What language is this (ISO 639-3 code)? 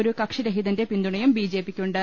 mal